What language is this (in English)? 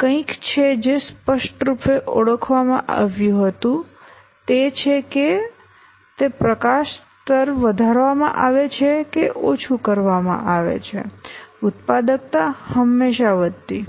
Gujarati